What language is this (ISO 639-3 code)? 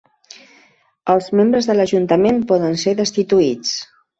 cat